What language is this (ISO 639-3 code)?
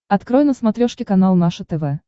rus